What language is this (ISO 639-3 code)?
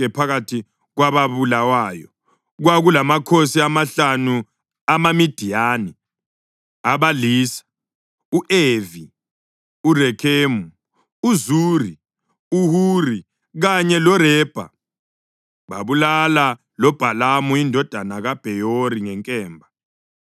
nde